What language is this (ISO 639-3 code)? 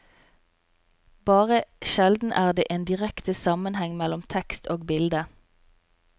nor